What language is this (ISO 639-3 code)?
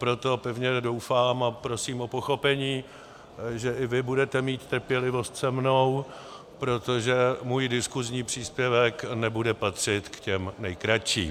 ces